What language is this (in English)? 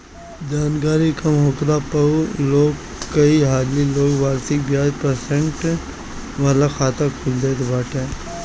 Bhojpuri